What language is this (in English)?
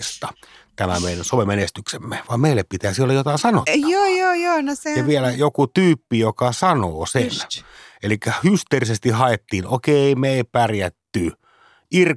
Finnish